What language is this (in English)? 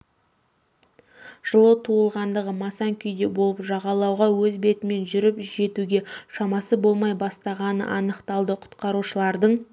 Kazakh